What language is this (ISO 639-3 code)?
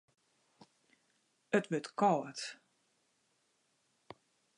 fry